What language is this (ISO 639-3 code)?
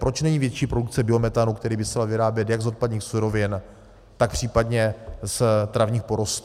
ces